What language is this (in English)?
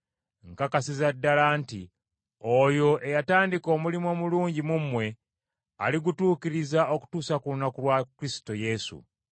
Ganda